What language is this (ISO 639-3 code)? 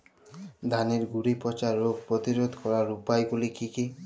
ben